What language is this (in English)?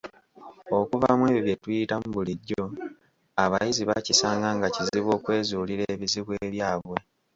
Ganda